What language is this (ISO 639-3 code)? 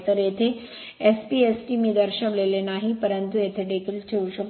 mar